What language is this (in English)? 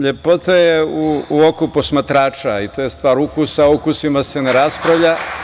Serbian